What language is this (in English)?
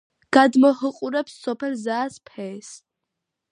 Georgian